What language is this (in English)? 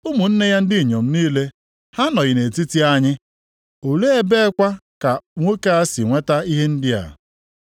Igbo